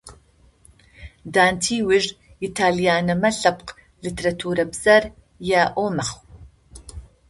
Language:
Adyghe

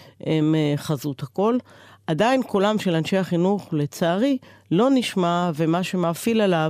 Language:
Hebrew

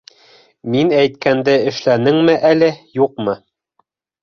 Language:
Bashkir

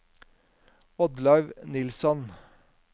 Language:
Norwegian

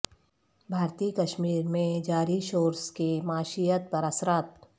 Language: Urdu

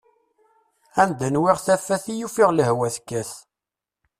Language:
Kabyle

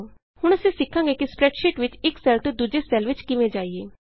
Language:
Punjabi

